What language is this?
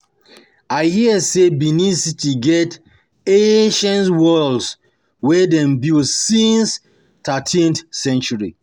Nigerian Pidgin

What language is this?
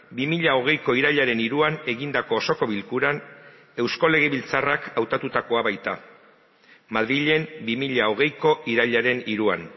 Basque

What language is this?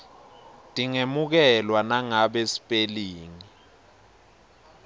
Swati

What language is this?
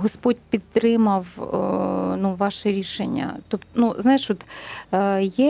Ukrainian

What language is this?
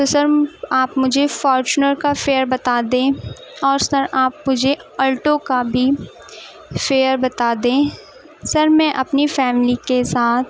Urdu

